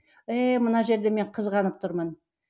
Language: Kazakh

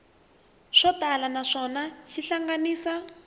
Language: Tsonga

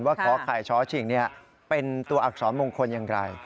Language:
Thai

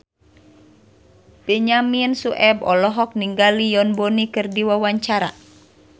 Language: Sundanese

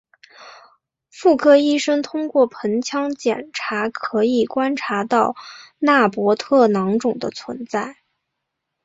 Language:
Chinese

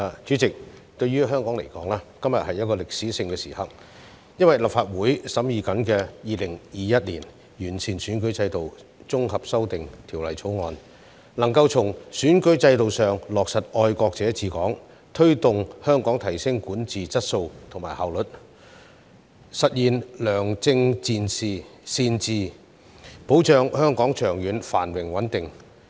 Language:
Cantonese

